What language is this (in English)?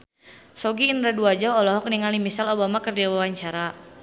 Sundanese